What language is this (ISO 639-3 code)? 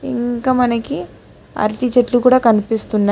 tel